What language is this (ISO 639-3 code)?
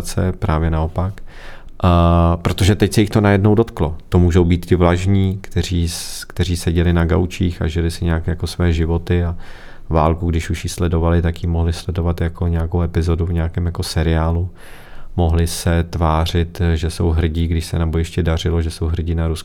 ces